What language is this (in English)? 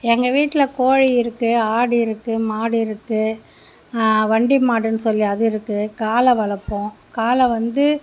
Tamil